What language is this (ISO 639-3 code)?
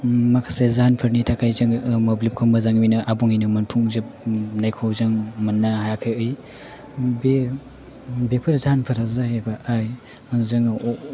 brx